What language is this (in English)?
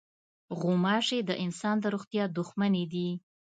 Pashto